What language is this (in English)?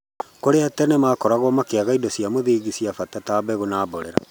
Kikuyu